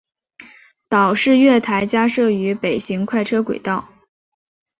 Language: Chinese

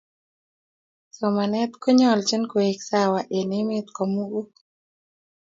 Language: Kalenjin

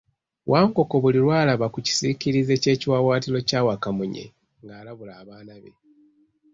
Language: Ganda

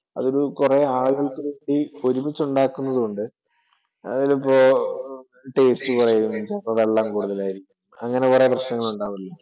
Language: Malayalam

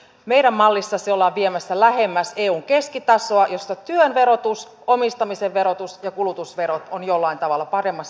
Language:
Finnish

